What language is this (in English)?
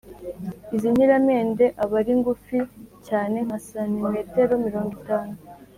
Kinyarwanda